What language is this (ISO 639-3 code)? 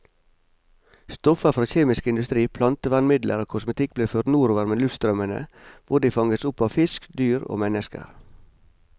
nor